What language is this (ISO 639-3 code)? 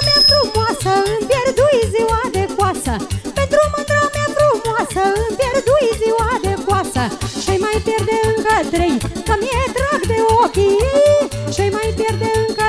ron